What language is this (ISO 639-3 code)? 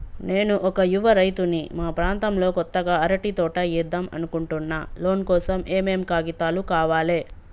tel